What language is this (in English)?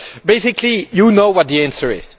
English